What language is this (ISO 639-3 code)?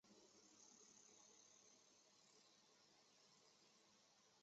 zho